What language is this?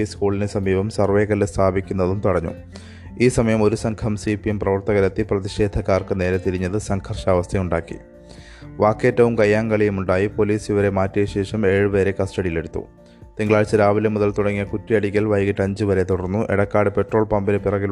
Malayalam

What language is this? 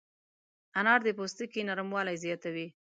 Pashto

